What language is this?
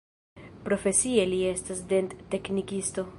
Esperanto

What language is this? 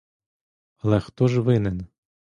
Ukrainian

